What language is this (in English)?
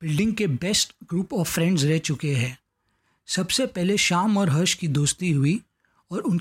Hindi